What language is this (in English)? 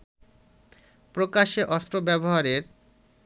Bangla